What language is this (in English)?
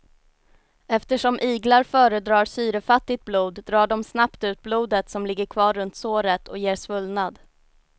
Swedish